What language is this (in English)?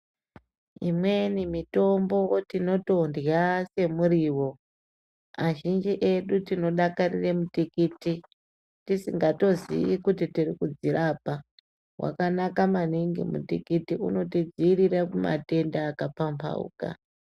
Ndau